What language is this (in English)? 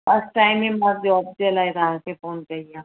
Sindhi